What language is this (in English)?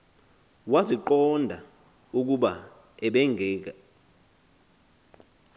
Xhosa